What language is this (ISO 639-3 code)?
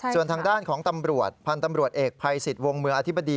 tha